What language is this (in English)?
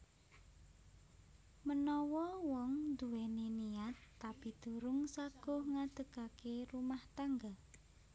Javanese